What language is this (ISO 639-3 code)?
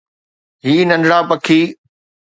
snd